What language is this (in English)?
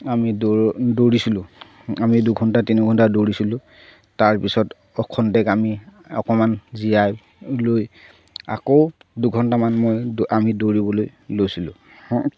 Assamese